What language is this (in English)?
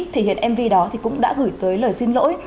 Vietnamese